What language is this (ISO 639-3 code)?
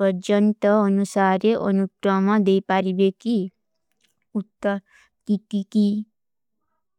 uki